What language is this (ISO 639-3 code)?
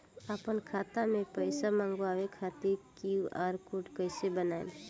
bho